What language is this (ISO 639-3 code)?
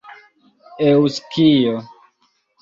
epo